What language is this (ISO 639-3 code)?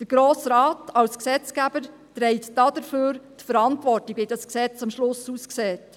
gsw